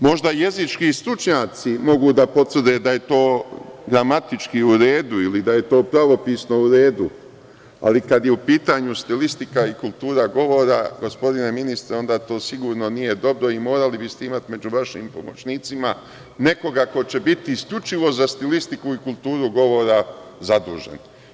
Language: Serbian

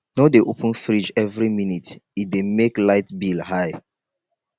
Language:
Nigerian Pidgin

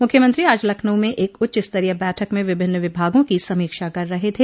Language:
Hindi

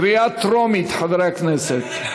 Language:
Hebrew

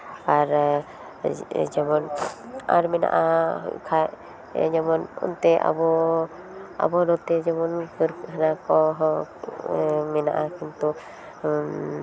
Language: Santali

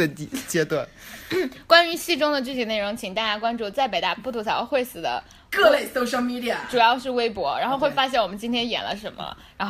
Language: Chinese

